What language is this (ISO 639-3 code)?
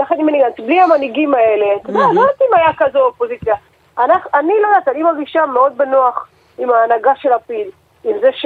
heb